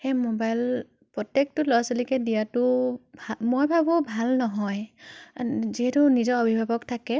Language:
Assamese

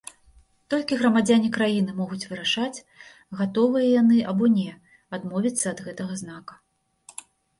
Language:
Belarusian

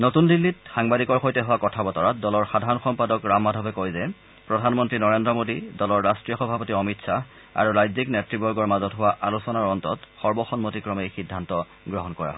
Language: Assamese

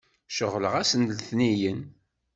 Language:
Kabyle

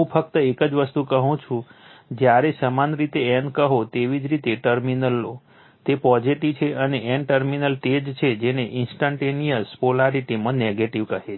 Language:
Gujarati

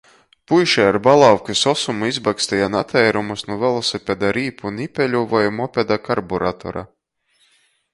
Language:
Latgalian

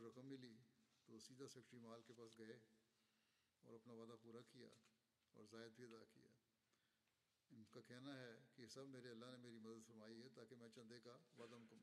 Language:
Bulgarian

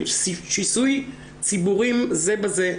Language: Hebrew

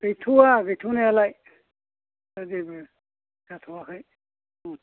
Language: Bodo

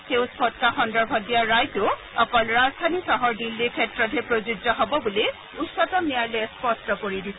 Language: Assamese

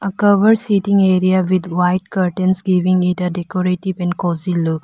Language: English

